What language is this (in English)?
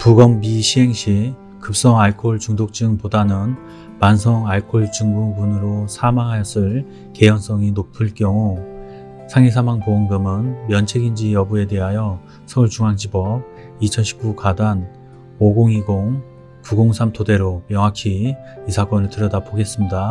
Korean